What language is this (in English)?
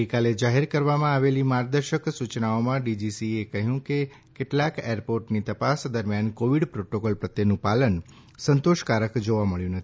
Gujarati